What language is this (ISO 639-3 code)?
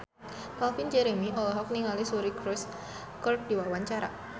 sun